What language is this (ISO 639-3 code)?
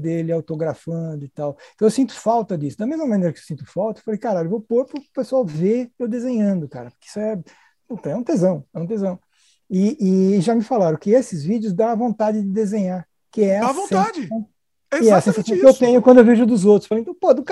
por